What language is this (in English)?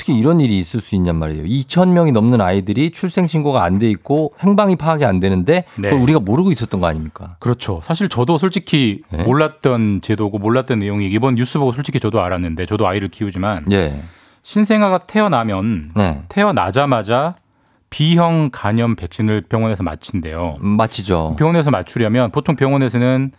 Korean